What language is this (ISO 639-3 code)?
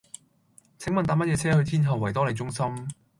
yue